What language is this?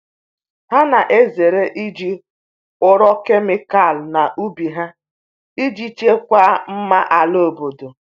Igbo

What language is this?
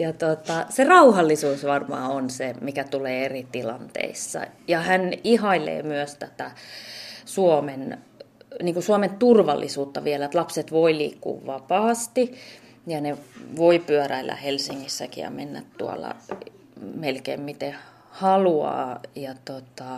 Finnish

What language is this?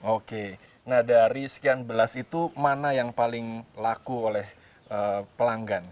Indonesian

